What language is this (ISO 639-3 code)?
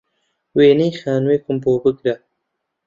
ckb